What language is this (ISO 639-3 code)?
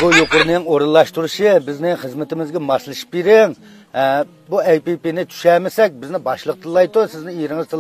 tur